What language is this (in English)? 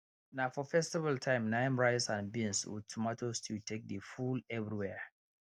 Nigerian Pidgin